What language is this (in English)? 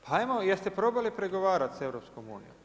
Croatian